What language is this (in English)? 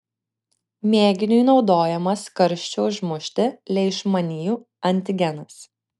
Lithuanian